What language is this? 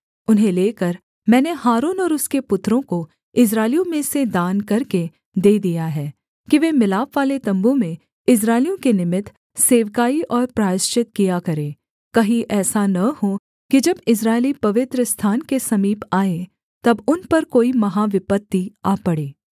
Hindi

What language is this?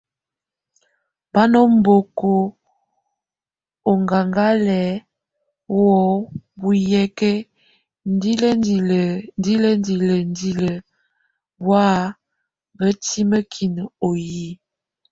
Tunen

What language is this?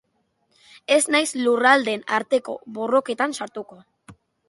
Basque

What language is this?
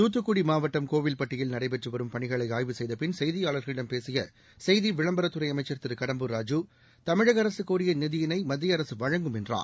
Tamil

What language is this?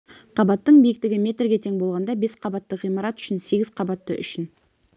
Kazakh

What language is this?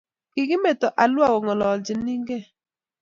Kalenjin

